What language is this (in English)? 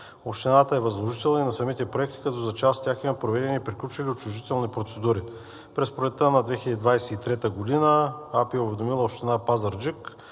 Bulgarian